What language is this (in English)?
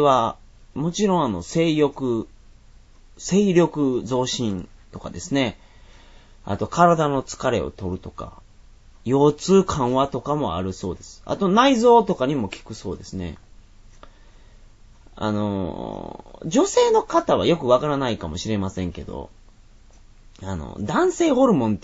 Japanese